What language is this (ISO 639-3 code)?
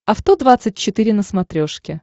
rus